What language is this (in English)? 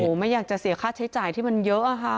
Thai